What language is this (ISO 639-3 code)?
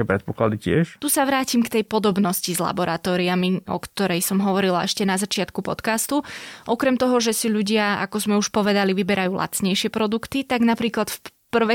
slk